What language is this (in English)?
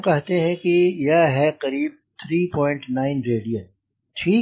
Hindi